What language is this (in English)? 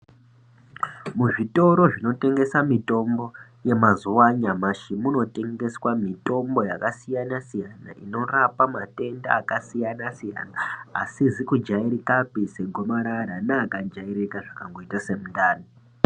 Ndau